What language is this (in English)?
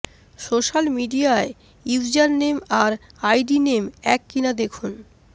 Bangla